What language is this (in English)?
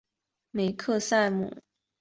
Chinese